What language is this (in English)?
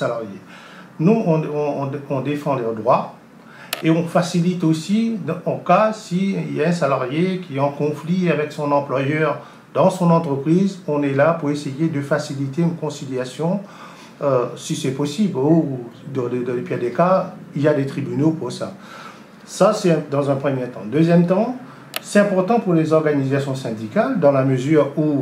French